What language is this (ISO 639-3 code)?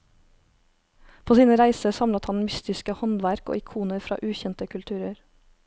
nor